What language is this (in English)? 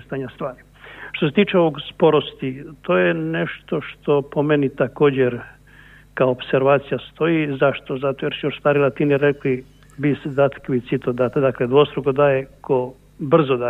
Croatian